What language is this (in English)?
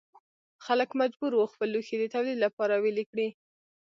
Pashto